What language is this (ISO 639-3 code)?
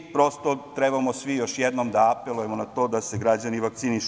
srp